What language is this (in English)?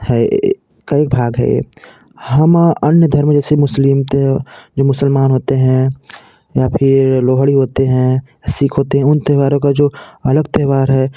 Hindi